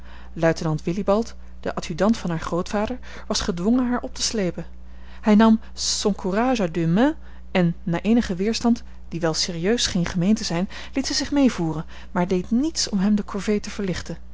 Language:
Dutch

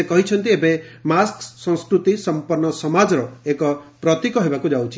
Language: Odia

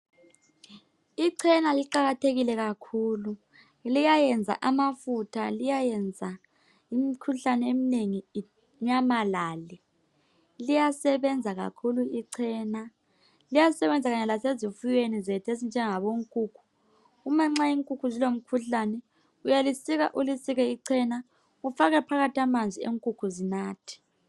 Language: North Ndebele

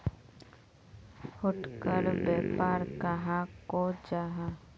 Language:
Magahi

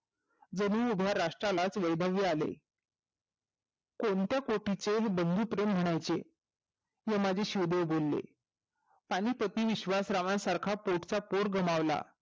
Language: Marathi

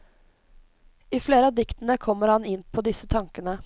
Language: Norwegian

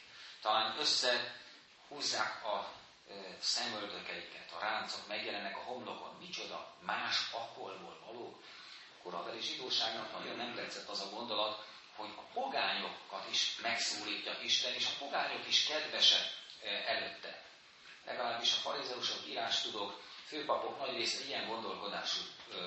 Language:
Hungarian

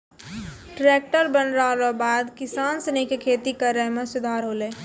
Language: Maithili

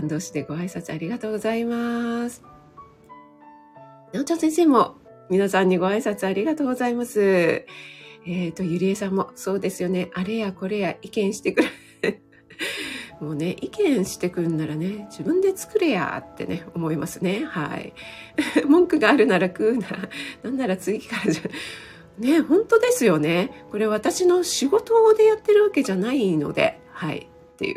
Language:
Japanese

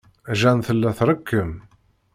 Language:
Kabyle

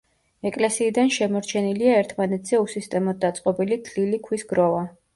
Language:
Georgian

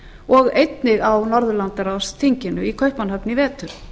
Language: Icelandic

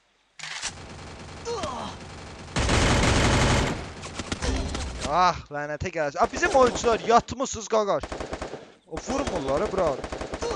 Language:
Turkish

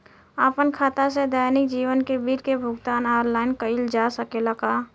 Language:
Bhojpuri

